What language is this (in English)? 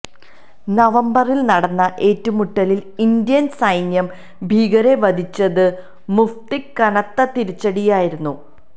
Malayalam